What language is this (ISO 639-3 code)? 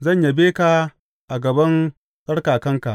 hau